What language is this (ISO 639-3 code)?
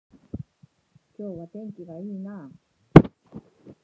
jpn